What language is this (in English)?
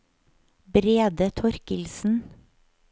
Norwegian